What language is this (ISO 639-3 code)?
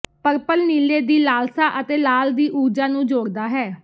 pan